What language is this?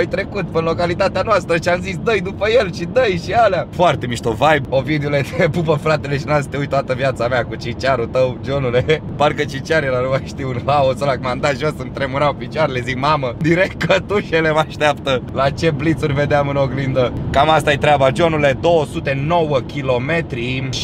Romanian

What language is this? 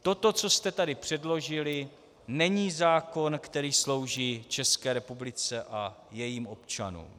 Czech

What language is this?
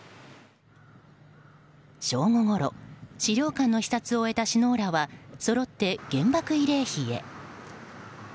Japanese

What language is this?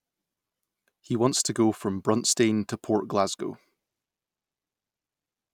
English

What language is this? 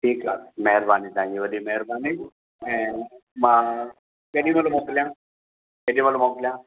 Sindhi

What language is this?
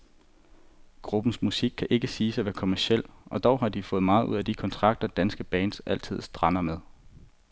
Danish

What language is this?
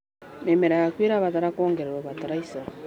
Kikuyu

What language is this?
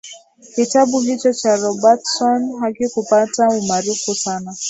Swahili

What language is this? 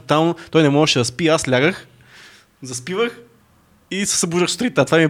Bulgarian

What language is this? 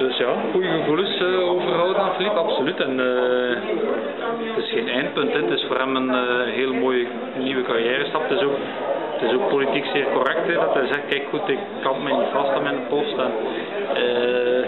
Dutch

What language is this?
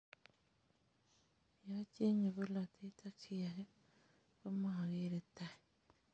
Kalenjin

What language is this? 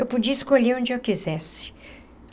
Portuguese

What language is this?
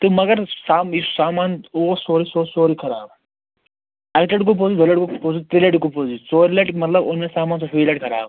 Kashmiri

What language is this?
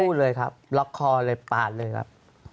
Thai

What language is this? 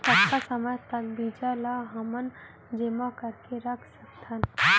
Chhattisgarhi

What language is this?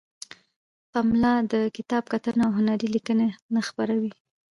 Pashto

